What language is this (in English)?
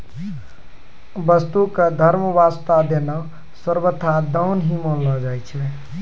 Maithili